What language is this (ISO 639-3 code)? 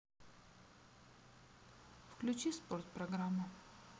rus